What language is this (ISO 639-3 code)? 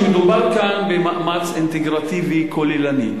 heb